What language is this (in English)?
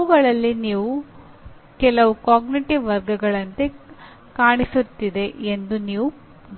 Kannada